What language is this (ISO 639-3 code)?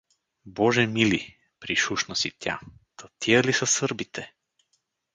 bul